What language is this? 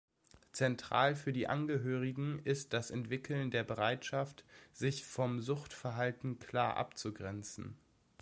German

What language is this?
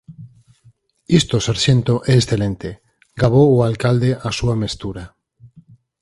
Galician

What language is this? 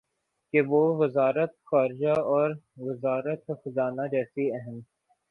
Urdu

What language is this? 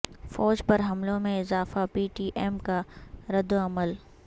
Urdu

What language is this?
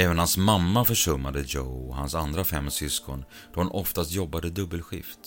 Swedish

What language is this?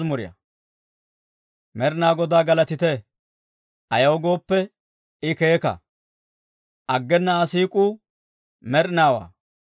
Dawro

